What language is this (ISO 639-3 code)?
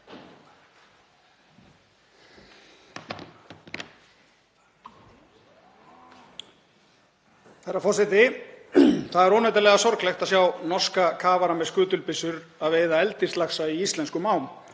isl